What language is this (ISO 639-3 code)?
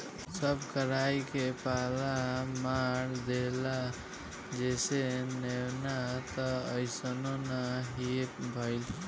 bho